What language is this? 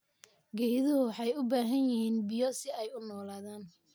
Somali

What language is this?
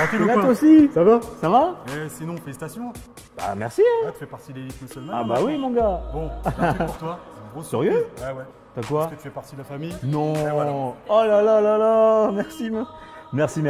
French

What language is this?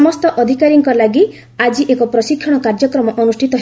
Odia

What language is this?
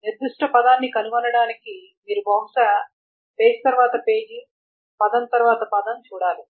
Telugu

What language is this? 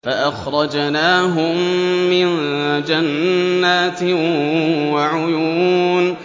Arabic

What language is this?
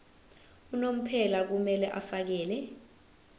Zulu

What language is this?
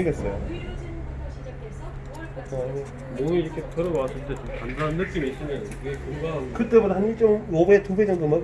Korean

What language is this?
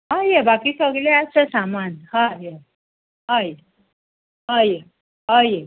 Konkani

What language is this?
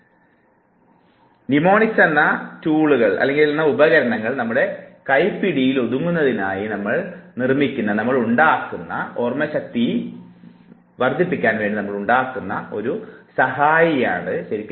Malayalam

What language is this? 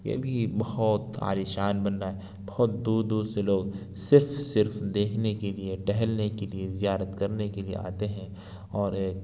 Urdu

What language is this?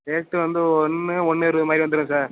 Tamil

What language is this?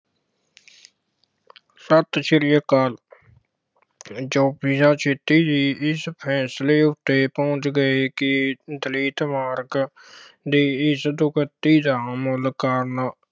Punjabi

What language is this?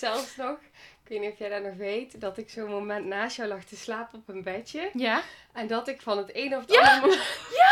Dutch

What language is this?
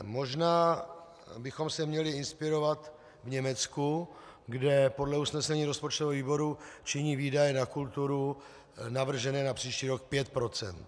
Czech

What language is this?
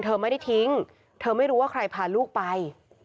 Thai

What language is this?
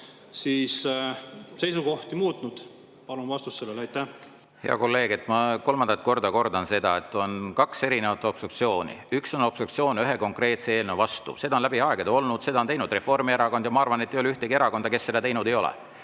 Estonian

